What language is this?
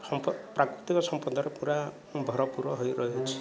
Odia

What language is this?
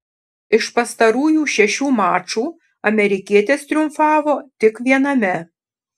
Lithuanian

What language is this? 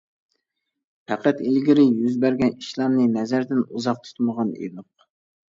Uyghur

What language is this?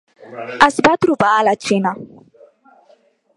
Catalan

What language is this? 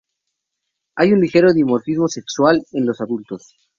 Spanish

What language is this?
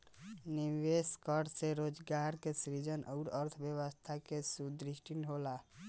Bhojpuri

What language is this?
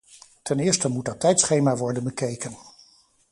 Dutch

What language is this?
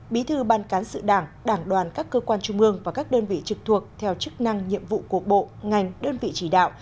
Vietnamese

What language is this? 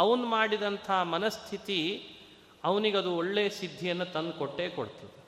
Kannada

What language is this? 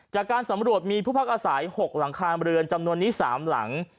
Thai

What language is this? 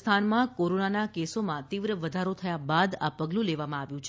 Gujarati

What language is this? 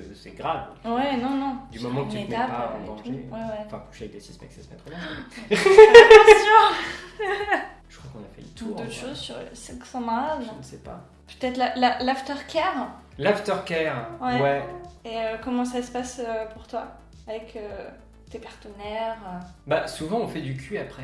French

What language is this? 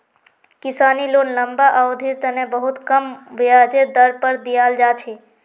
Magahi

